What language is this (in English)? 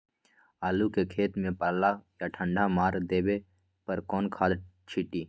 Magahi